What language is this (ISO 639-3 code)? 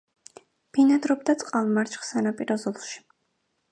kat